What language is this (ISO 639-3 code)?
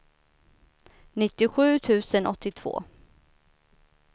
swe